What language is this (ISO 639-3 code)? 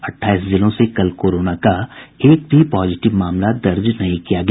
hin